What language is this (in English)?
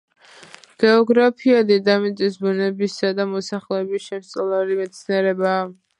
Georgian